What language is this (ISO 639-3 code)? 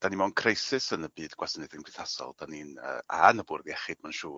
cym